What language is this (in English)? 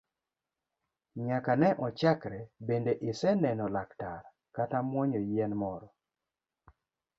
Luo (Kenya and Tanzania)